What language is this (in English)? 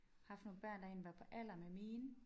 Danish